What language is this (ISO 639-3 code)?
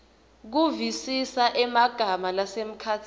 ssw